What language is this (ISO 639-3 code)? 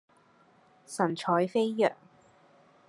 yue